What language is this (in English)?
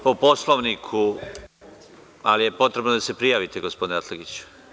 Serbian